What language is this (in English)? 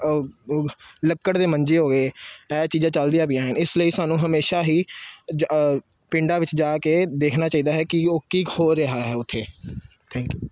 Punjabi